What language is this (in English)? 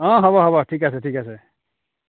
Assamese